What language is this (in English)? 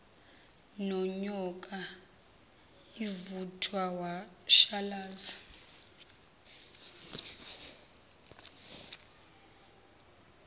Zulu